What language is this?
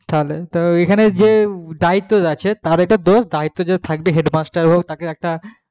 Bangla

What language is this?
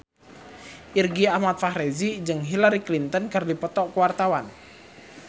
Sundanese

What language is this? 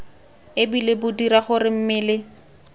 Tswana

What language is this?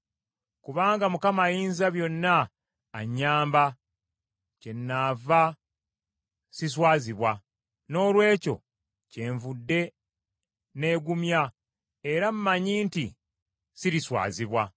Ganda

